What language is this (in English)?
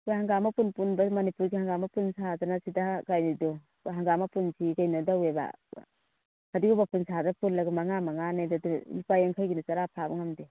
Manipuri